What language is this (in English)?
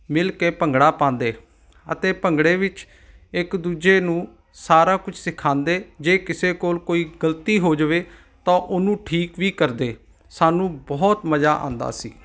Punjabi